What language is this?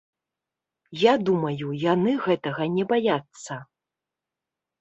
Belarusian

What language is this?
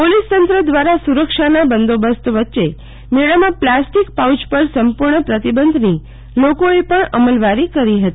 Gujarati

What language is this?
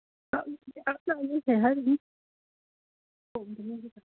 Manipuri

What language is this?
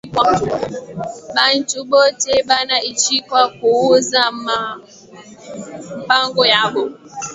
Swahili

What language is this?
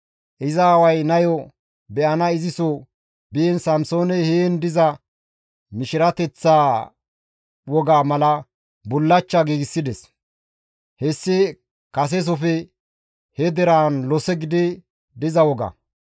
Gamo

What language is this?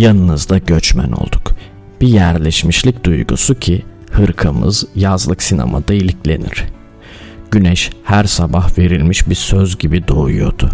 Turkish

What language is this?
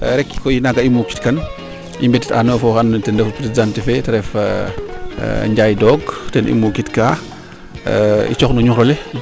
Serer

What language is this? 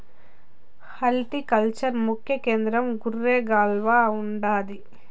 Telugu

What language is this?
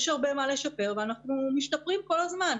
Hebrew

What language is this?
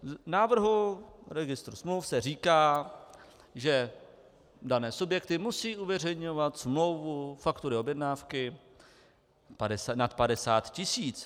Czech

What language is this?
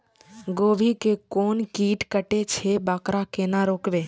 Maithili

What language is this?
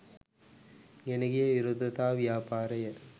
Sinhala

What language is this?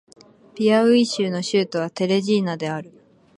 Japanese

